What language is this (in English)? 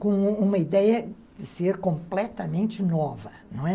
Portuguese